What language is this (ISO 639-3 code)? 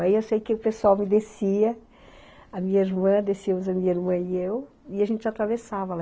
por